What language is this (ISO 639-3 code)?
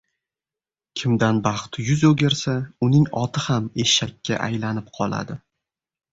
uzb